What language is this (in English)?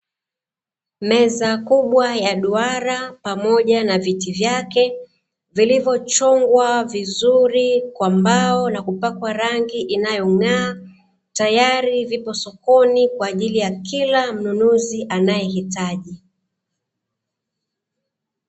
Swahili